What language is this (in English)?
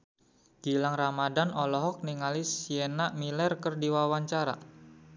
Sundanese